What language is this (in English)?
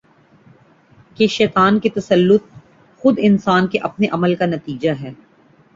Urdu